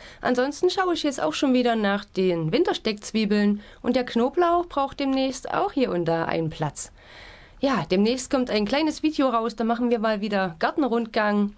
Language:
German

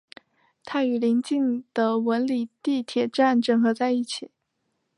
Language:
Chinese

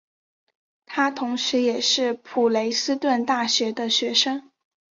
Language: Chinese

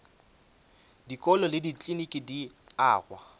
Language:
Northern Sotho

